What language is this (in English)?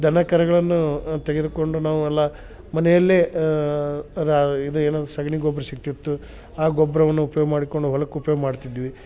Kannada